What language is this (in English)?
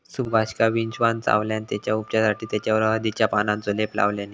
Marathi